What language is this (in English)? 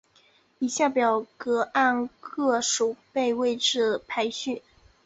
Chinese